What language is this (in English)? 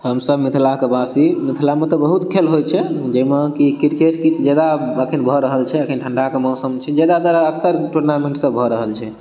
Maithili